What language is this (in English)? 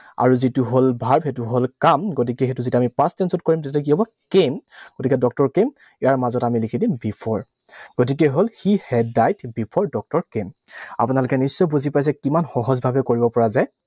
Assamese